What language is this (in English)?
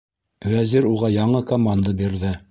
Bashkir